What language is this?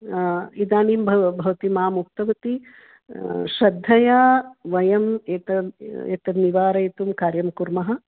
Sanskrit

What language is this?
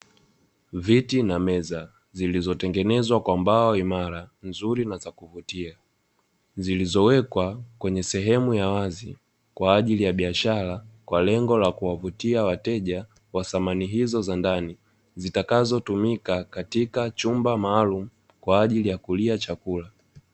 Swahili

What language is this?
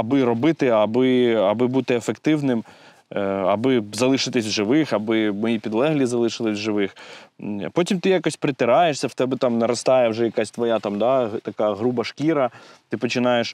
Ukrainian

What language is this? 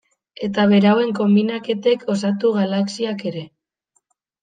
Basque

